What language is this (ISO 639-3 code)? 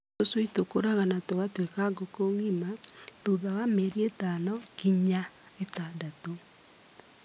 kik